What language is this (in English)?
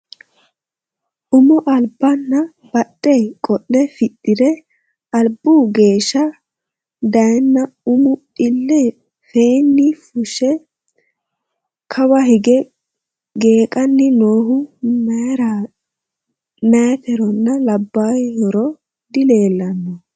Sidamo